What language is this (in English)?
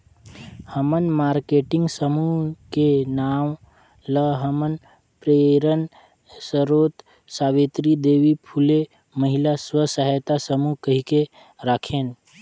Chhattisgarhi